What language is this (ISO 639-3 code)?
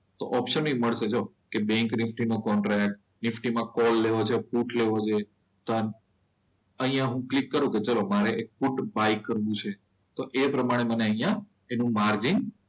guj